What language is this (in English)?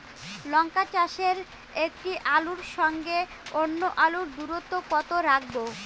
Bangla